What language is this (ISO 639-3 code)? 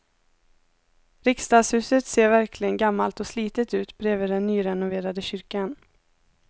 swe